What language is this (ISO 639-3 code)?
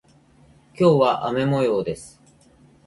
jpn